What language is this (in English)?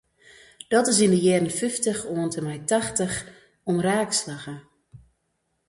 Western Frisian